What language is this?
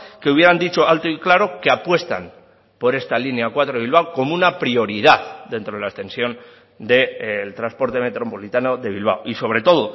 Spanish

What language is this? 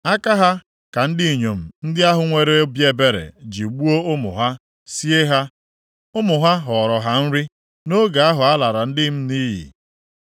Igbo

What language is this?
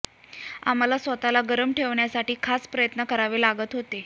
Marathi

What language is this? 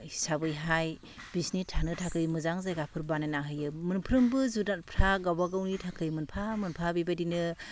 Bodo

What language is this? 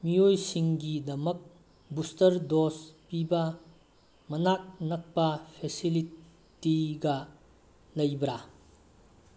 Manipuri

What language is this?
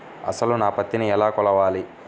Telugu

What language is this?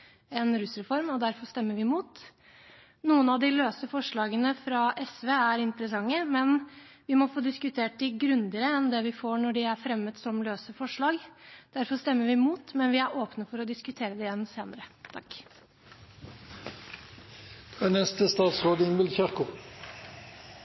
Norwegian Bokmål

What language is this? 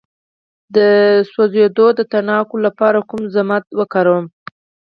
Pashto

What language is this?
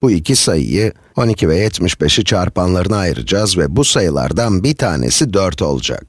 Turkish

